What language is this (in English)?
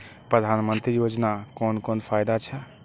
Maithili